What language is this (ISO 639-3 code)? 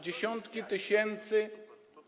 pol